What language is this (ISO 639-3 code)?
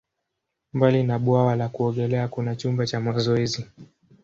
swa